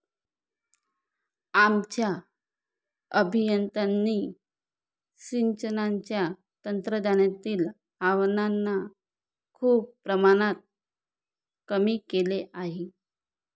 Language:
Marathi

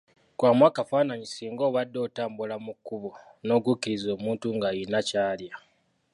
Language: Ganda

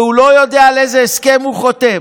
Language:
Hebrew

